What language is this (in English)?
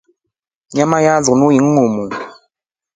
Rombo